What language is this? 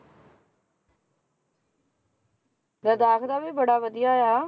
Punjabi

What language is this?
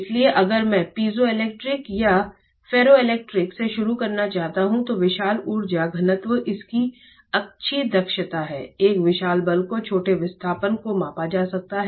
Hindi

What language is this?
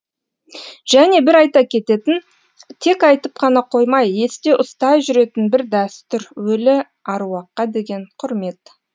Kazakh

